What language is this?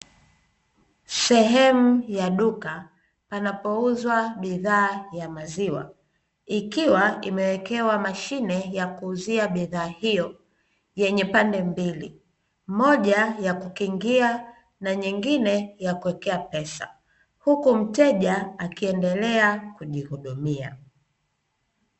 Swahili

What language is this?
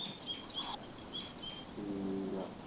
Punjabi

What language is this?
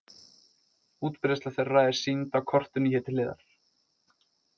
Icelandic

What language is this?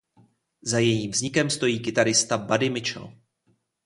Czech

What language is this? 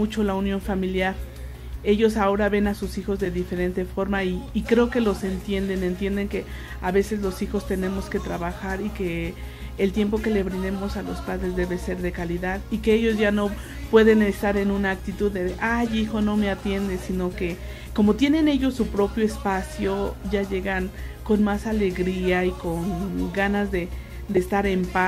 Spanish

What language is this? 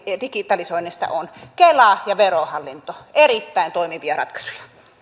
Finnish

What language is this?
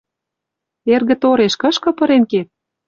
Western Mari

